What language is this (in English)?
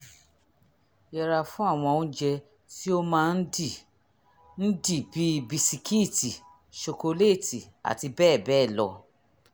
Yoruba